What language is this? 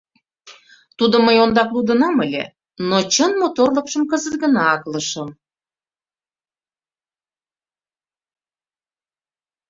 Mari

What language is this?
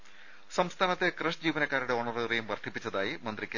Malayalam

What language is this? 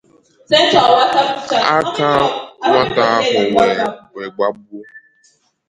Igbo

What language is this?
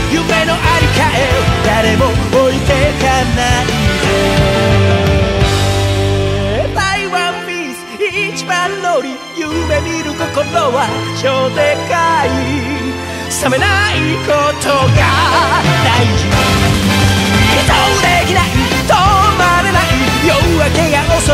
Korean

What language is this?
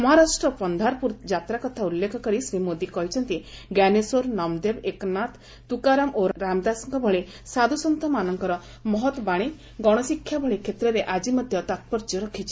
Odia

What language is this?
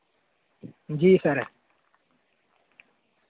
Dogri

